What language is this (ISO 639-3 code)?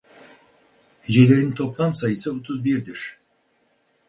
tur